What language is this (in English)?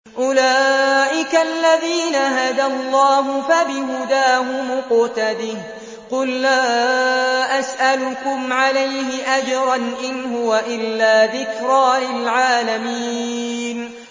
Arabic